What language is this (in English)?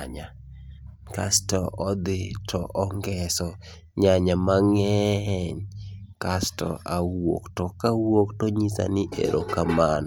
Luo (Kenya and Tanzania)